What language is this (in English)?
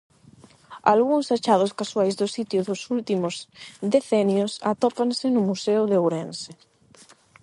Galician